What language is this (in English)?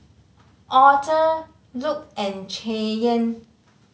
English